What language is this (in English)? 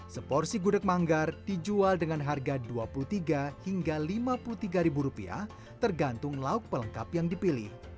Indonesian